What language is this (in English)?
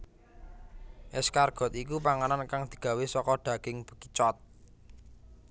Javanese